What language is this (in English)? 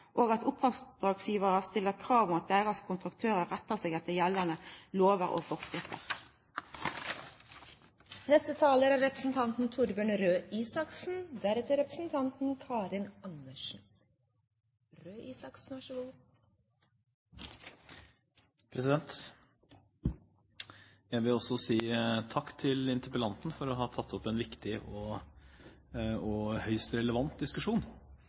Norwegian